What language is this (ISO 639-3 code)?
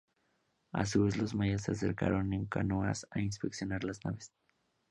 spa